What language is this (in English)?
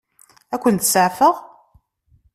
Kabyle